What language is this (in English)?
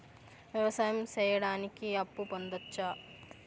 Telugu